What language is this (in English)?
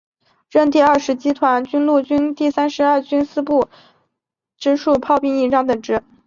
Chinese